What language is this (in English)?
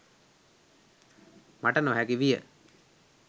Sinhala